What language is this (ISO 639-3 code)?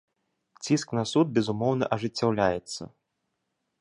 bel